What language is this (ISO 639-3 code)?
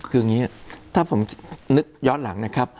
tha